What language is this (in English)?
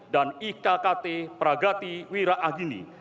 Indonesian